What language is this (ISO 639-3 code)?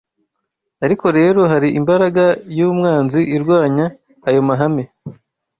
kin